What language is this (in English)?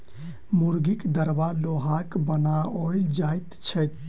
Maithili